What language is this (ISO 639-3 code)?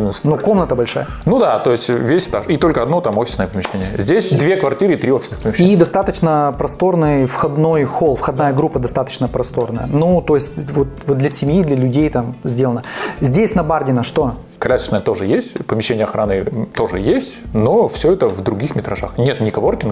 rus